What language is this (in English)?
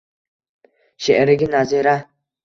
Uzbek